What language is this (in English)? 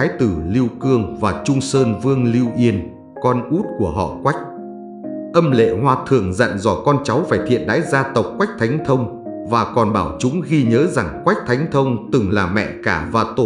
Vietnamese